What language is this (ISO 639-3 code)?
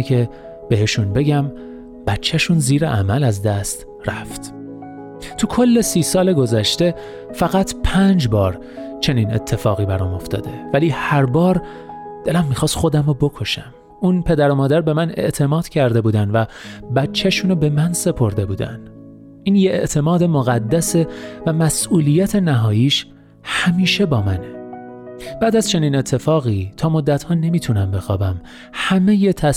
fas